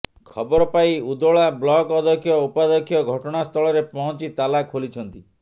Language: Odia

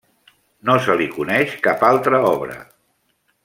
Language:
Catalan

